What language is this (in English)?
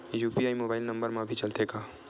Chhattisgarhi